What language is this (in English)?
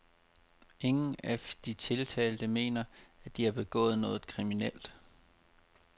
Danish